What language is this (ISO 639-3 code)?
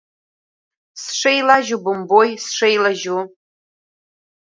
abk